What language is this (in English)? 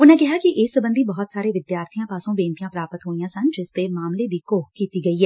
Punjabi